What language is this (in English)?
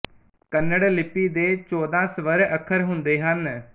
Punjabi